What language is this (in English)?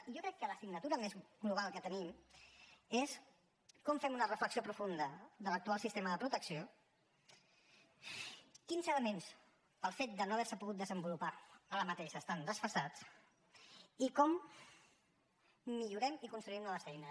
Catalan